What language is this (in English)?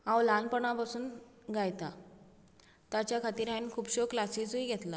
Konkani